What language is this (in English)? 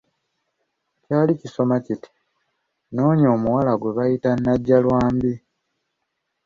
Ganda